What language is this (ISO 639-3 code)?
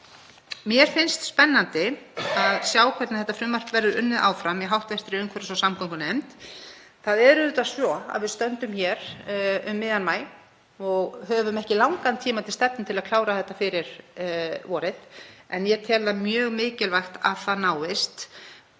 isl